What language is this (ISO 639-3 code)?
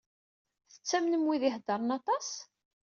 kab